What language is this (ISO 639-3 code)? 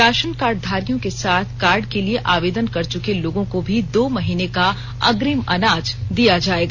hin